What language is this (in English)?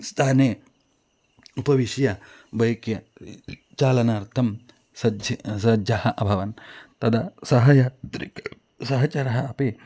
Sanskrit